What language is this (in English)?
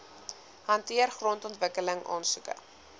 Afrikaans